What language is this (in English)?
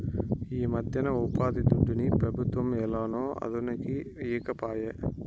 Telugu